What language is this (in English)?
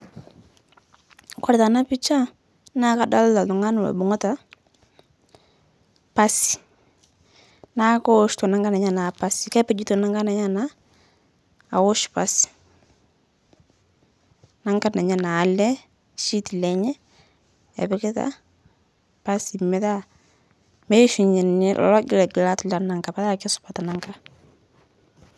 Masai